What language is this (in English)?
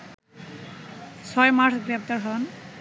Bangla